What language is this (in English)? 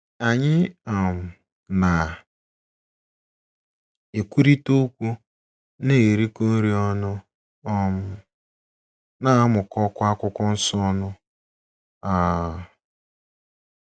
Igbo